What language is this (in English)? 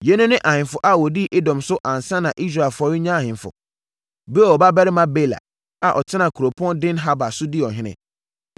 Akan